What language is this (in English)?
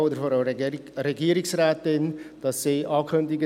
Swiss German